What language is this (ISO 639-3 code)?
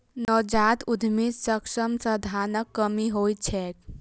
mai